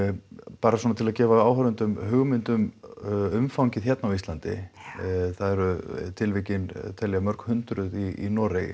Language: Icelandic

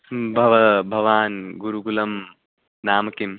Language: Sanskrit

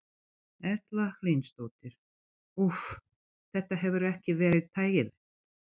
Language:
Icelandic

